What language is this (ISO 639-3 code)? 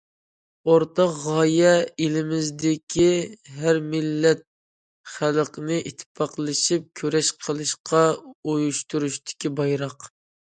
uig